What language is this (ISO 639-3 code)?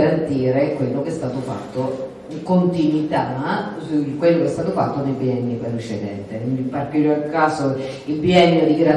ita